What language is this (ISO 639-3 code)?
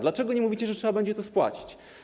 pol